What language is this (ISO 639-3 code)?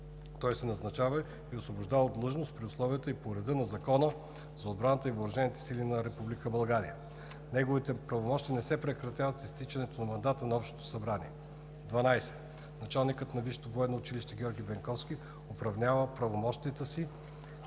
bul